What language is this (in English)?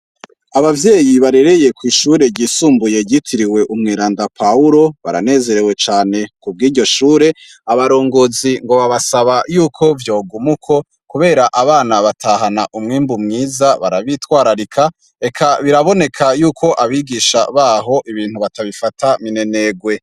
Rundi